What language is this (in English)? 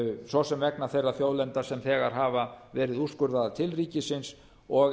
Icelandic